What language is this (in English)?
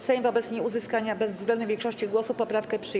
Polish